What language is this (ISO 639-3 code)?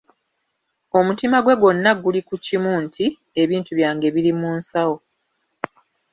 lug